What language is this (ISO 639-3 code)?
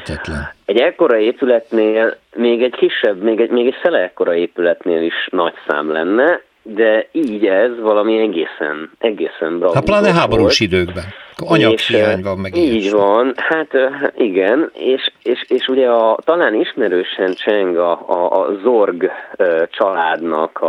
hun